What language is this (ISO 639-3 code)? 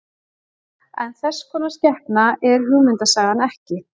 isl